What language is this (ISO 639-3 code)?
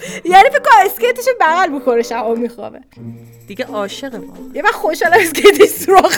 fas